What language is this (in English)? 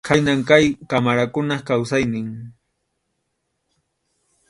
Arequipa-La Unión Quechua